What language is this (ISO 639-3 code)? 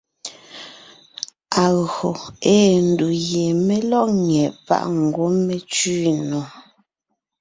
nnh